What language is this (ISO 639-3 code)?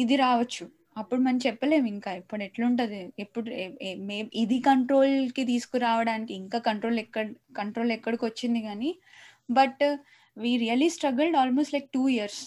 tel